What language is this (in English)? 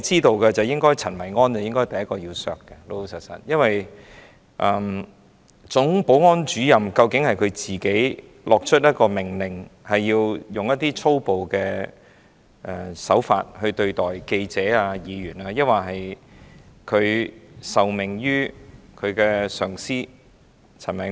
Cantonese